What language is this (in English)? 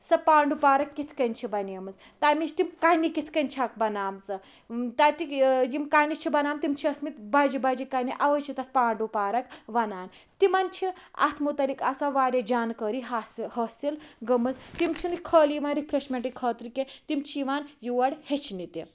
Kashmiri